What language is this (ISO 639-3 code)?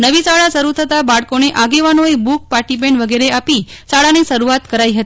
guj